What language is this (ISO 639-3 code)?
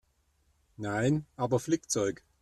deu